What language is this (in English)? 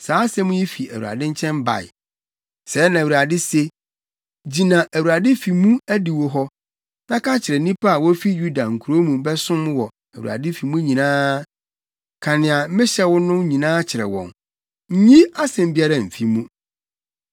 Akan